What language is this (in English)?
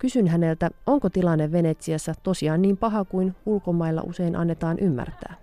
Finnish